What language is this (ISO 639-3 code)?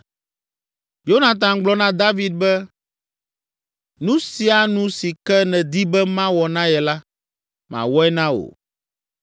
ewe